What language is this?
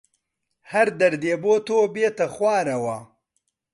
Central Kurdish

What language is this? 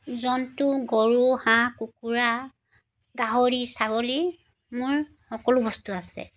Assamese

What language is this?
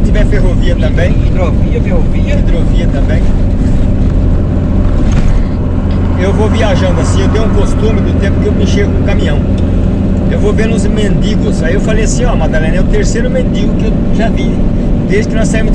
Portuguese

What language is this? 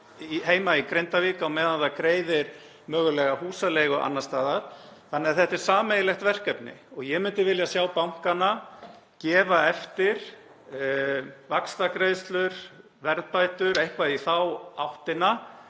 Icelandic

